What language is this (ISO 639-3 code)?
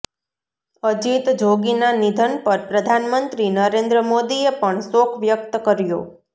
guj